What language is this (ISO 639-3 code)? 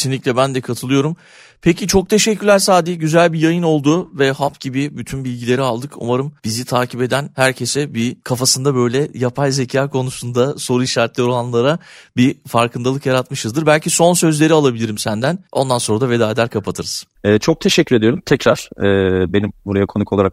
tur